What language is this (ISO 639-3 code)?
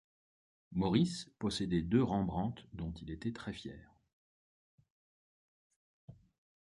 fra